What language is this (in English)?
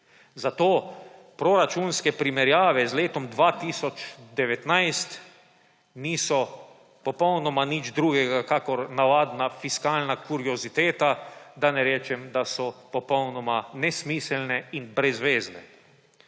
Slovenian